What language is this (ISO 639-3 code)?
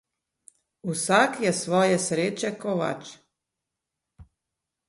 slv